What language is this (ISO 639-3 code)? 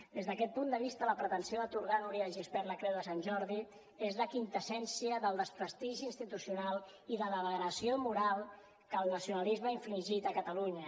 cat